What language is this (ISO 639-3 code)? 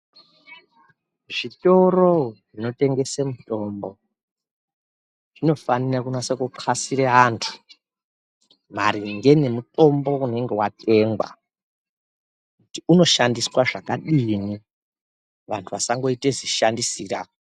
ndc